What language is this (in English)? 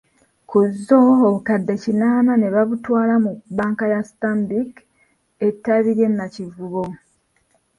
Ganda